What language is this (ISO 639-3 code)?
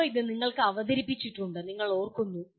mal